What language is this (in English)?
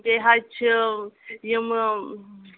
Kashmiri